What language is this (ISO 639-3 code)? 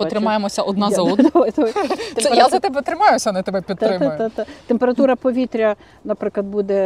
ukr